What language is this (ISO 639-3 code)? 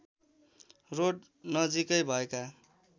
nep